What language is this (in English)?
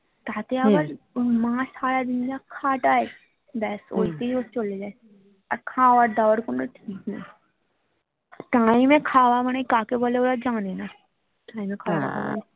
Bangla